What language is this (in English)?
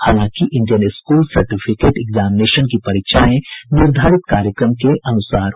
Hindi